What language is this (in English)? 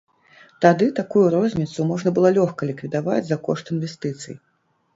Belarusian